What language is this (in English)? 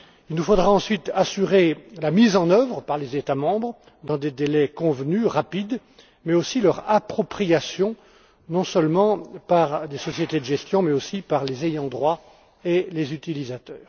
French